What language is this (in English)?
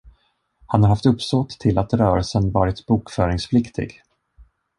Swedish